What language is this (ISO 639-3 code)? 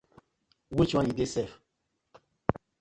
pcm